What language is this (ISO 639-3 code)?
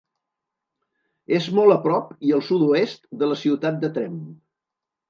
cat